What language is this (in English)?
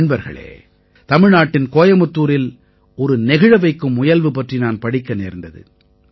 Tamil